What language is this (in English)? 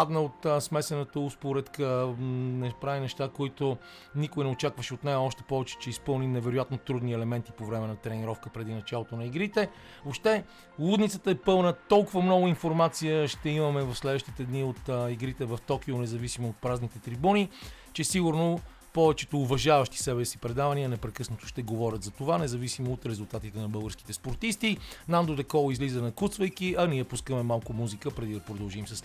Bulgarian